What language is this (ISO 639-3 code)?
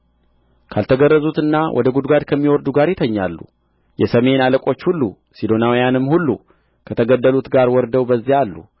amh